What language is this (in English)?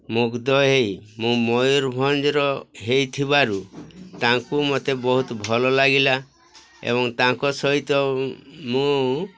Odia